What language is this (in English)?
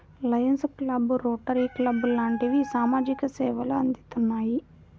Telugu